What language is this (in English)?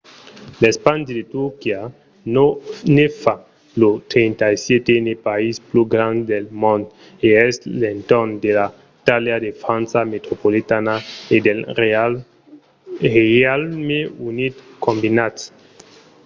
Occitan